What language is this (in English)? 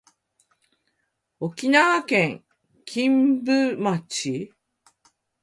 Japanese